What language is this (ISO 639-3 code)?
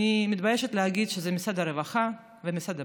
heb